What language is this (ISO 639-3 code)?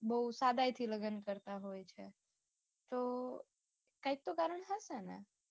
guj